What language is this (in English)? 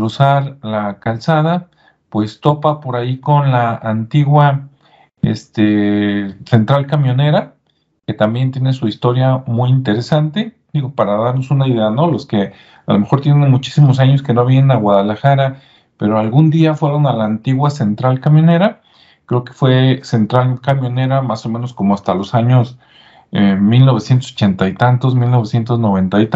Spanish